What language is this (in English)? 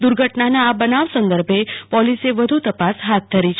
Gujarati